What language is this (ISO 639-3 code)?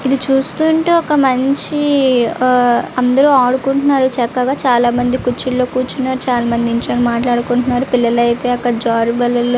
tel